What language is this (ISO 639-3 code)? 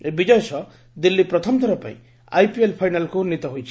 ori